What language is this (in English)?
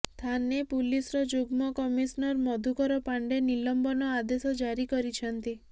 Odia